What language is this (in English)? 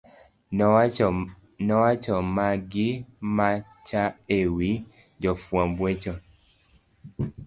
Luo (Kenya and Tanzania)